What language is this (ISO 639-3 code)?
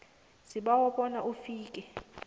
nbl